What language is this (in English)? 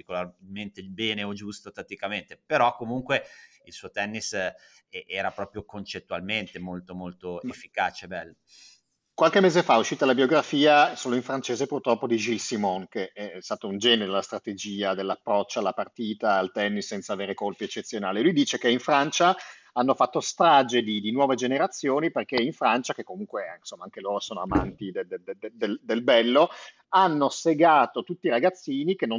Italian